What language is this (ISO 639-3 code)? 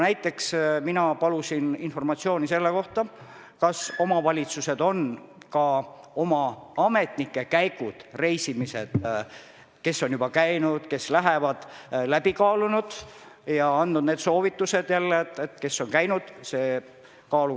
est